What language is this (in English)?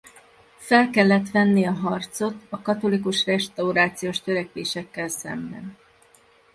Hungarian